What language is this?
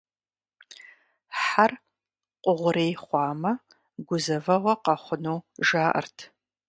Kabardian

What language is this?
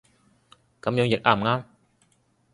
Cantonese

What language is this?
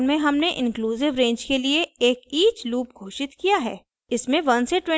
Hindi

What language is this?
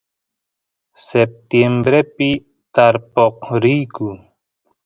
Santiago del Estero Quichua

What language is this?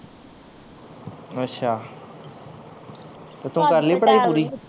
Punjabi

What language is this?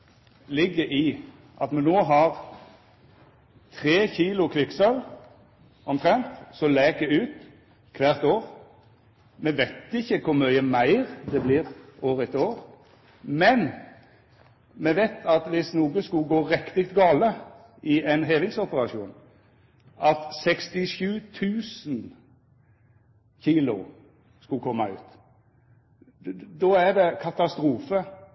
Norwegian Nynorsk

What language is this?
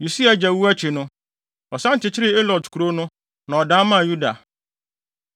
Akan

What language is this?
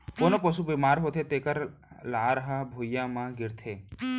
Chhattisgarhi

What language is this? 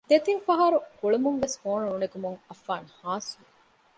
Divehi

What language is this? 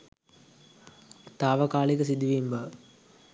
Sinhala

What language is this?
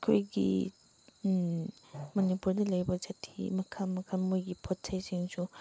Manipuri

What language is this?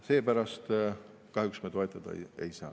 Estonian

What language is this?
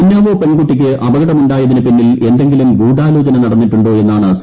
Malayalam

